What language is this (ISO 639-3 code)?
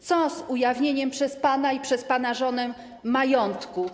pol